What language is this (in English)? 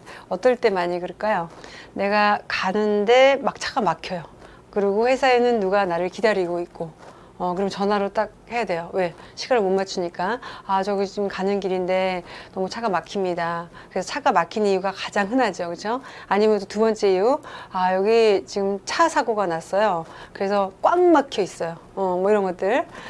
Korean